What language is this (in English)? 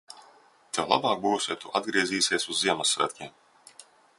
Latvian